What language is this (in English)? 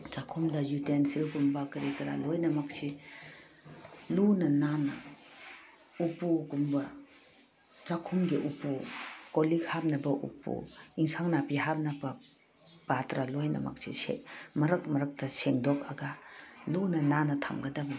Manipuri